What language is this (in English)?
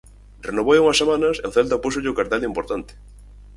Galician